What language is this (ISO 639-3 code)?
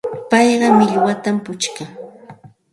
qxt